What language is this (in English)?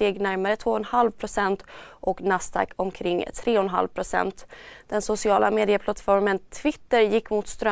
Swedish